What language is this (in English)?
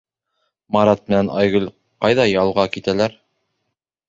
Bashkir